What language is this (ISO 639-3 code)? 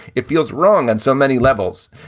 eng